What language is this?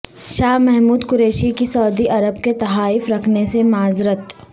Urdu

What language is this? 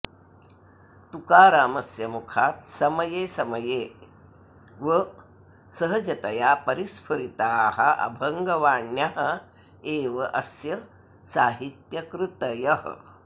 Sanskrit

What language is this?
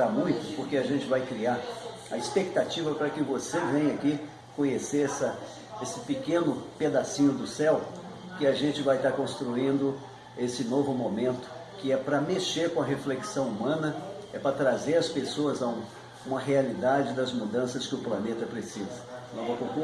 Portuguese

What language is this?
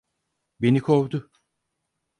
Turkish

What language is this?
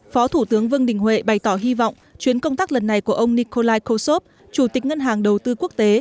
Vietnamese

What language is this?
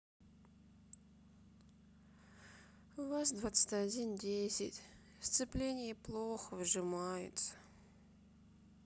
Russian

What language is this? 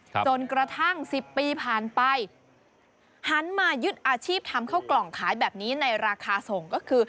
Thai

